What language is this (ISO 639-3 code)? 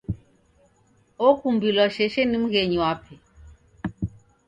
dav